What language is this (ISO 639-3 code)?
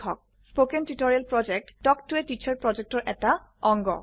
asm